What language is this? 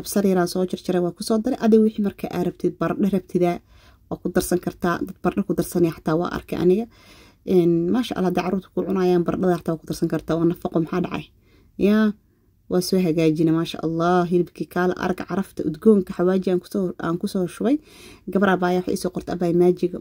Arabic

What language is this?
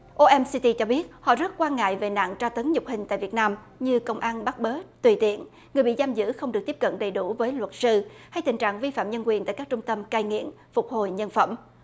Vietnamese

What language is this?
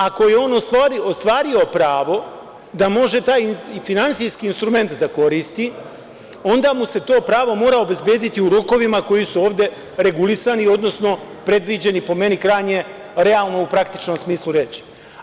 Serbian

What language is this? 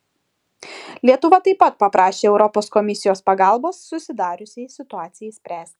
Lithuanian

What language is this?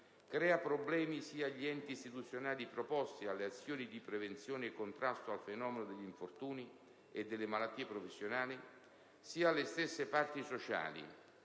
Italian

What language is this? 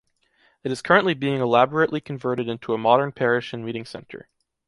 English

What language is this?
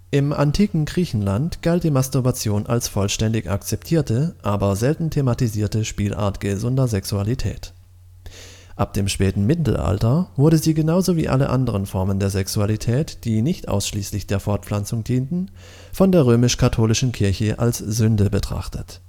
German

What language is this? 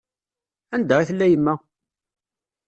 Kabyle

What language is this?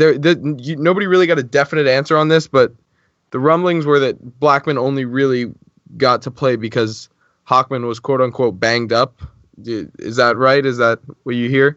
English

